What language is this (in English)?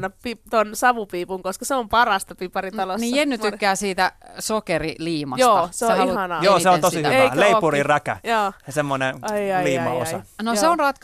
Finnish